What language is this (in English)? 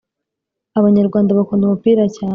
Kinyarwanda